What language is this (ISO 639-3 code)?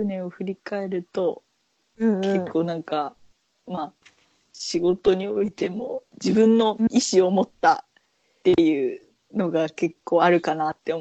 jpn